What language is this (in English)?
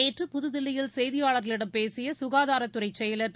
Tamil